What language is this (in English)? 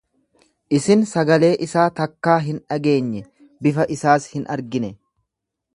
Oromo